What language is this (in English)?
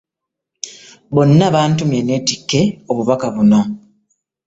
Ganda